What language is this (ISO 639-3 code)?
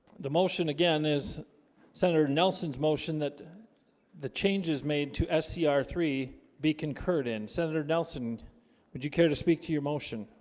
eng